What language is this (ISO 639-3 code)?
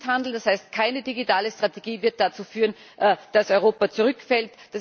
deu